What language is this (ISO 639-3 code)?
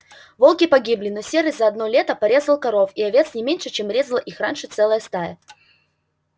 rus